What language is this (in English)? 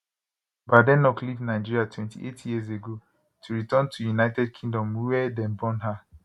Nigerian Pidgin